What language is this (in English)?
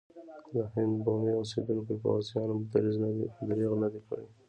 Pashto